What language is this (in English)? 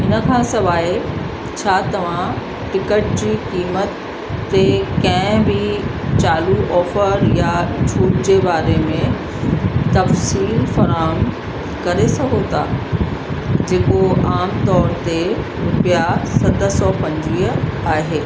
Sindhi